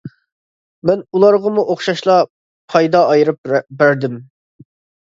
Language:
Uyghur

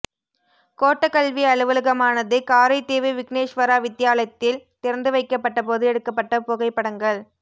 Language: Tamil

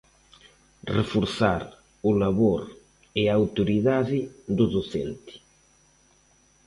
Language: Galician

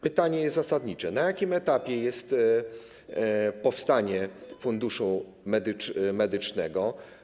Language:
Polish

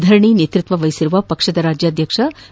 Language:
Kannada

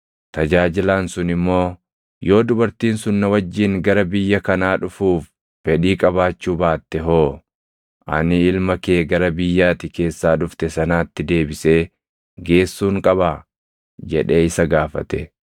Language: Oromo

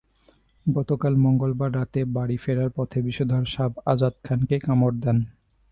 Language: Bangla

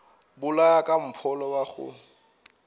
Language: Northern Sotho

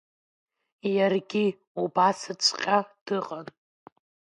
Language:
Abkhazian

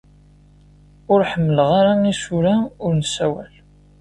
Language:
Kabyle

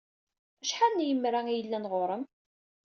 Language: Kabyle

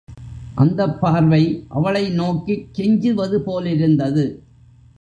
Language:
Tamil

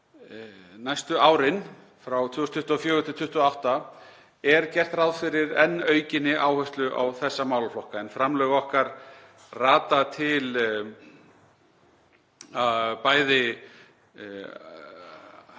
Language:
Icelandic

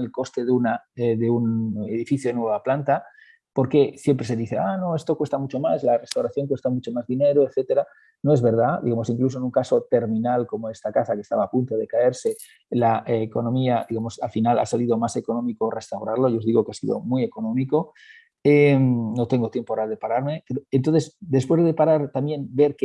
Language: Spanish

